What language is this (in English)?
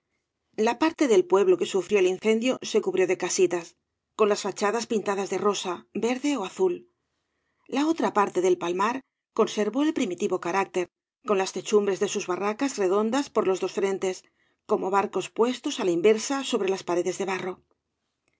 Spanish